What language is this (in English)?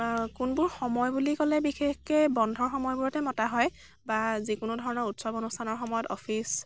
Assamese